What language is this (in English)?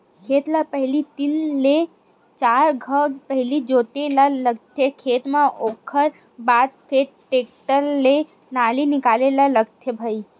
Chhattisgarhi